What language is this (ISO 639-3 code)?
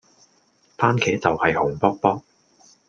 yue